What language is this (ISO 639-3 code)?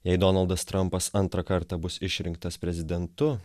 lit